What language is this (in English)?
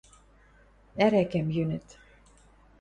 Western Mari